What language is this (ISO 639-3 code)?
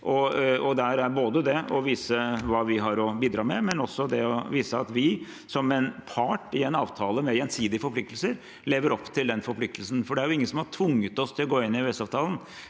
nor